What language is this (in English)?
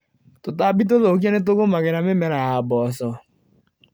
Kikuyu